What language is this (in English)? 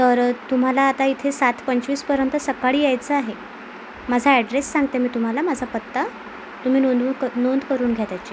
Marathi